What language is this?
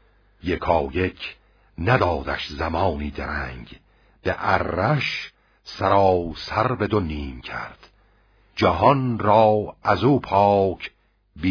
Persian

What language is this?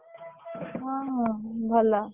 Odia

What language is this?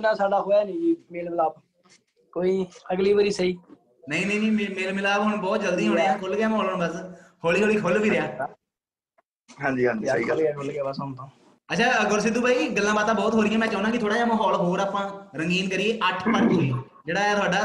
Punjabi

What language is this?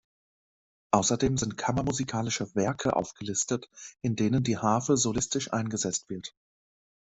German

